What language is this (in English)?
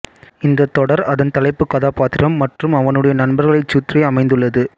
Tamil